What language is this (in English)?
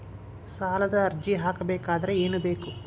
Kannada